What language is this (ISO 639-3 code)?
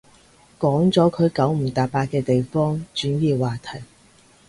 yue